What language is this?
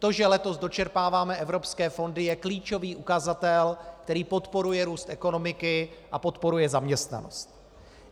Czech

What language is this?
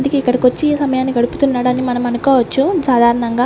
Telugu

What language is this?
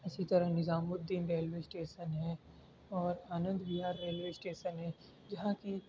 Urdu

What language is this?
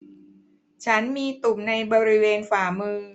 Thai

